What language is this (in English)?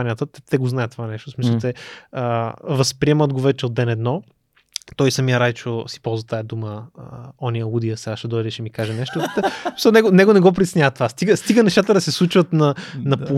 Bulgarian